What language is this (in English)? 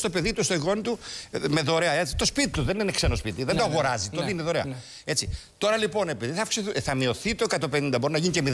Greek